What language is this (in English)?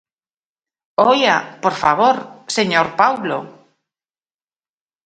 Galician